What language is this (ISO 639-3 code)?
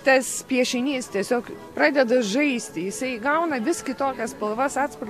lit